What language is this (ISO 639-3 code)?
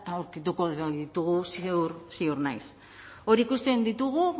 eus